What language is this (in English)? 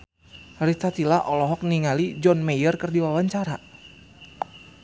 Sundanese